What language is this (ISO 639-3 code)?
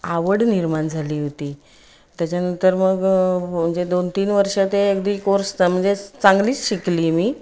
mar